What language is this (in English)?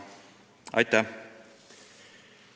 Estonian